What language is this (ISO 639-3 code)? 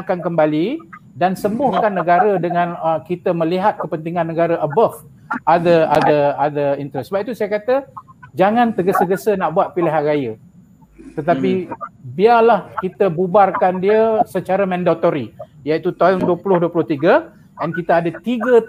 msa